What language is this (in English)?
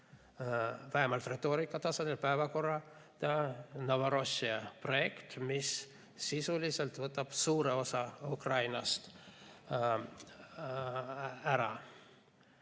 Estonian